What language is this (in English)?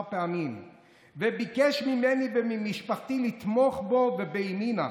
Hebrew